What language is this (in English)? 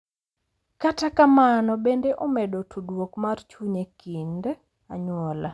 Luo (Kenya and Tanzania)